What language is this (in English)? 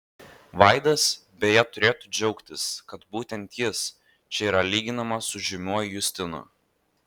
Lithuanian